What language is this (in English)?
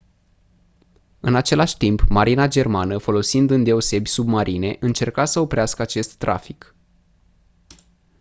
Romanian